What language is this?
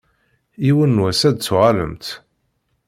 Kabyle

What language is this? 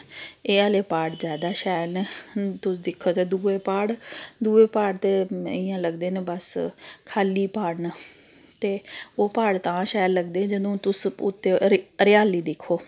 Dogri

